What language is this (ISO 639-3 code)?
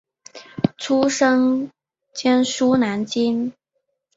zho